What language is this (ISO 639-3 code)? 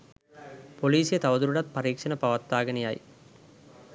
sin